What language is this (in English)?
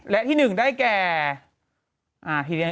Thai